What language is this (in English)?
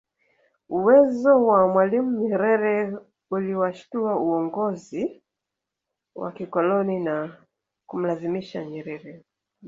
Swahili